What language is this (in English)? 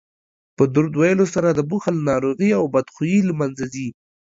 Pashto